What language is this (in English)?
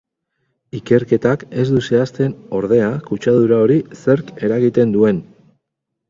Basque